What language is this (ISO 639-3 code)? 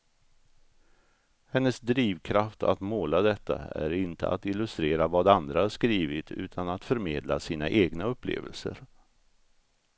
swe